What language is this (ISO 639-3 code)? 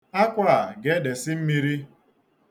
ibo